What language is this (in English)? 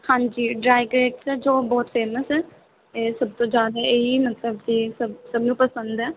Punjabi